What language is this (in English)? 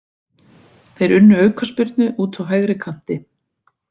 Icelandic